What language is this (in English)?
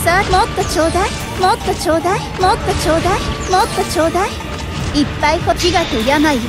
Japanese